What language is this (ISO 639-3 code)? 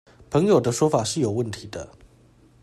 zho